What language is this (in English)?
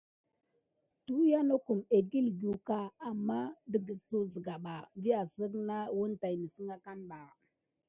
Gidar